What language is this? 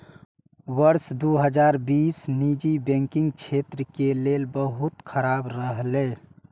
Maithili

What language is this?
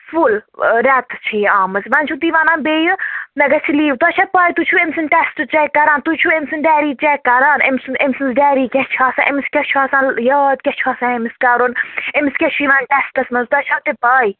Kashmiri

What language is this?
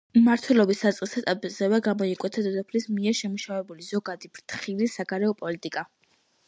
Georgian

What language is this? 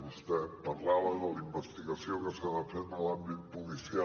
Catalan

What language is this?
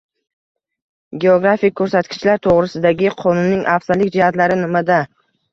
Uzbek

